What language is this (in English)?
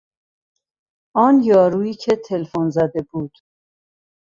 Persian